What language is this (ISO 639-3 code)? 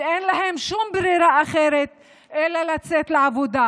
heb